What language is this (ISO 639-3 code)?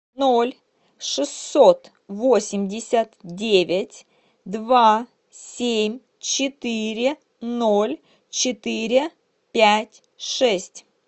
rus